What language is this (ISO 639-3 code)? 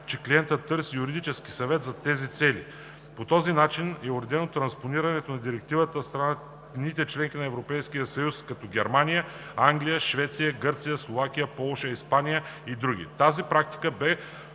bul